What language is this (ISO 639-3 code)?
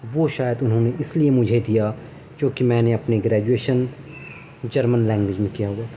urd